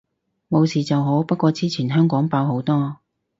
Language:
Cantonese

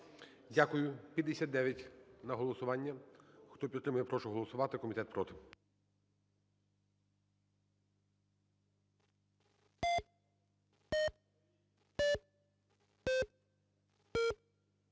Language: Ukrainian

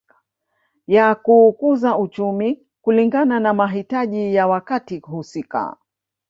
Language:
Swahili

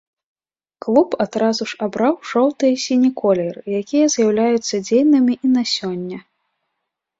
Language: Belarusian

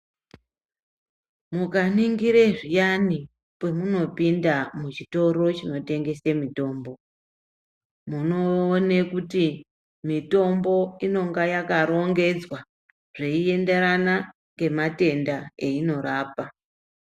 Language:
Ndau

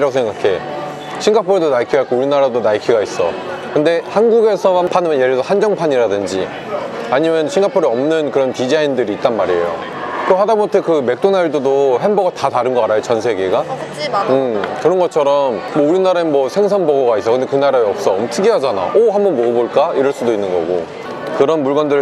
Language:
Korean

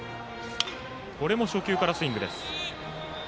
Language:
Japanese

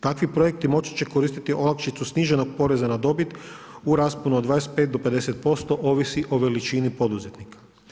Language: Croatian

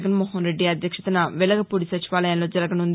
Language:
Telugu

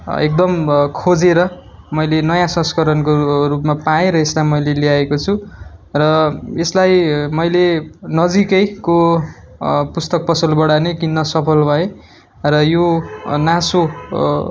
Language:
Nepali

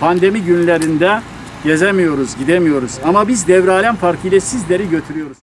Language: Turkish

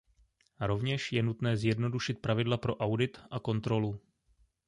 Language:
Czech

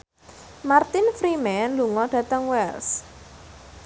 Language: Javanese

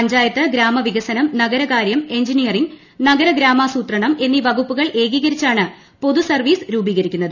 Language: Malayalam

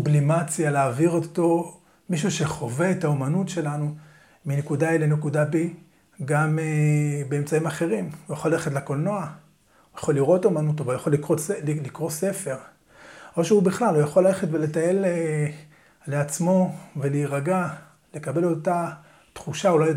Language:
Hebrew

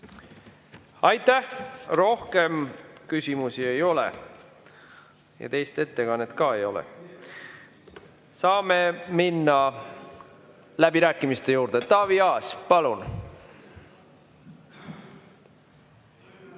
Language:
Estonian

